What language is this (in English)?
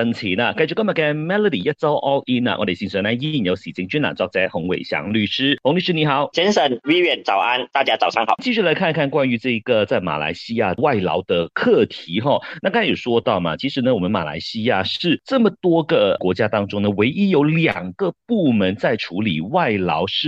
Chinese